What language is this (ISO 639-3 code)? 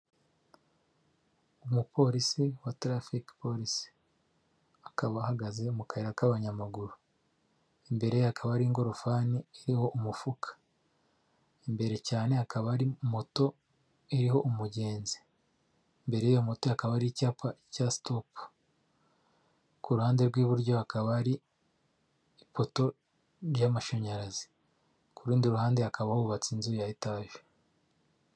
kin